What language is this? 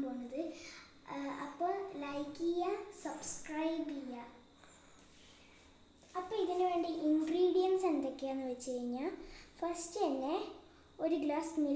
Turkish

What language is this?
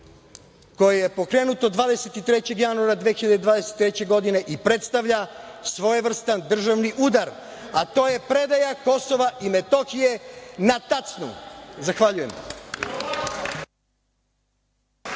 Serbian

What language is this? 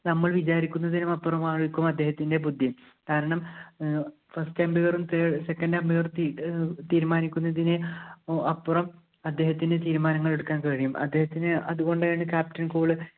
Malayalam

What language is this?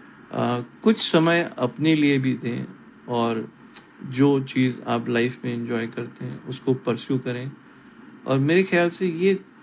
Hindi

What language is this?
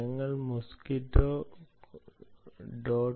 Malayalam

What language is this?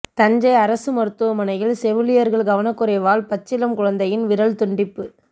Tamil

